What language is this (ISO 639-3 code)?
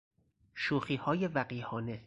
fas